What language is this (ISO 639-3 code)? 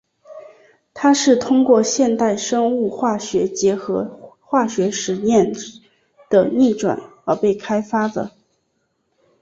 zho